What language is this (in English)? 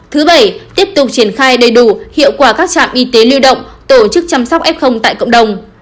Vietnamese